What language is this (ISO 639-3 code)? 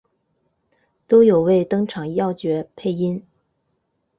zho